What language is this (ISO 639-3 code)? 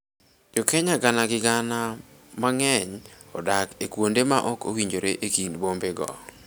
luo